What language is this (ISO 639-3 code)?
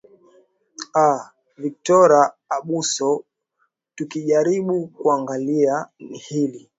swa